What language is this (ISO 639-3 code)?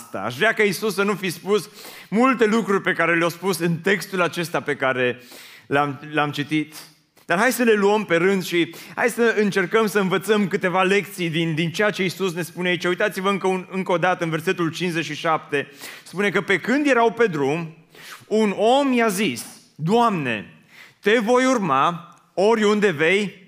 ron